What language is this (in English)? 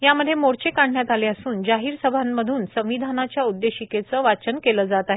Marathi